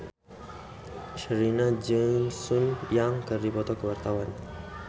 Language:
Sundanese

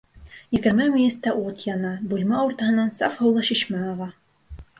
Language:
Bashkir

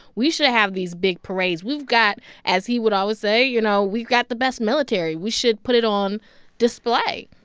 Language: English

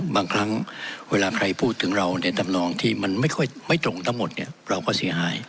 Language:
Thai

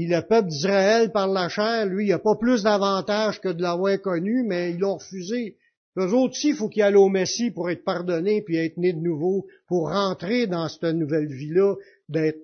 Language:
French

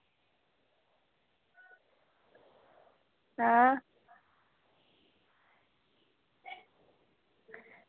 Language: Dogri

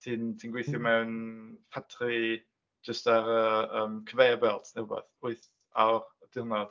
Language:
Welsh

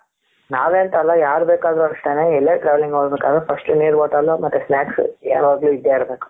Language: Kannada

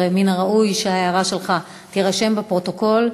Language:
Hebrew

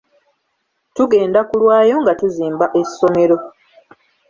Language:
Ganda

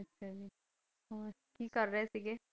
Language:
Punjabi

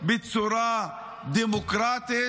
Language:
Hebrew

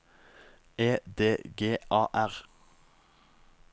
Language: Norwegian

